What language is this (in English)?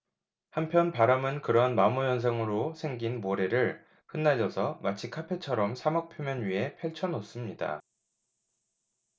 Korean